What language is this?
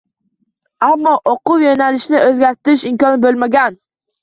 Uzbek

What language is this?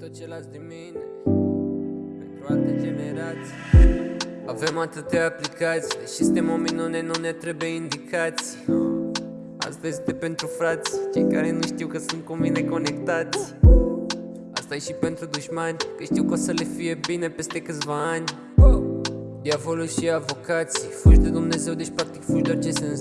Portuguese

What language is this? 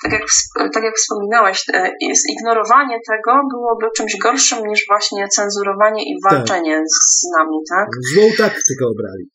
Polish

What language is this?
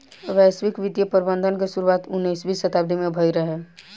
Bhojpuri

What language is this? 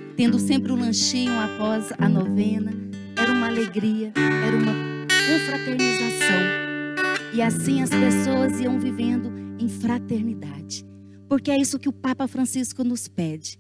Portuguese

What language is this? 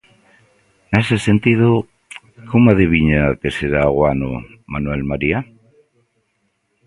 Galician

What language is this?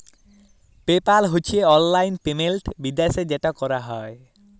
Bangla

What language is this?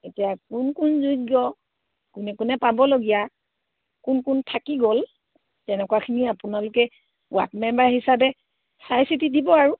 Assamese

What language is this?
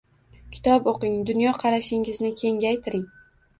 Uzbek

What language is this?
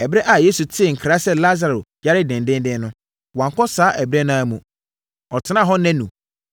Akan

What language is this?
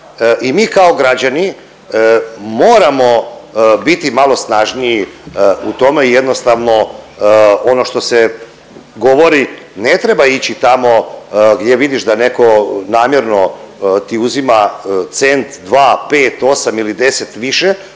Croatian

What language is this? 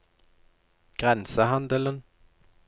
Norwegian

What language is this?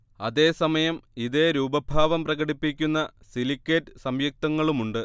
Malayalam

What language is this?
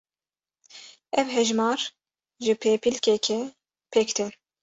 Kurdish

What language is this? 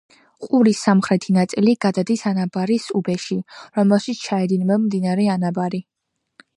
Georgian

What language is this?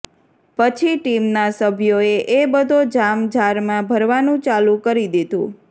Gujarati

